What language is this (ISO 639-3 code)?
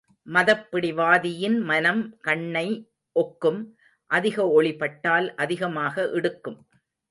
tam